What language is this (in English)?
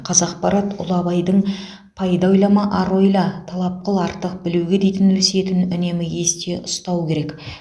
Kazakh